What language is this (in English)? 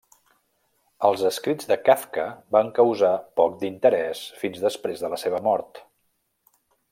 Catalan